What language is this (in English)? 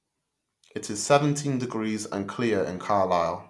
English